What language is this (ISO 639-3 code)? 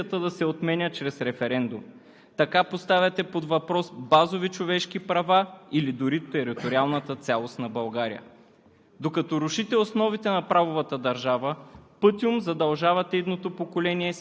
bul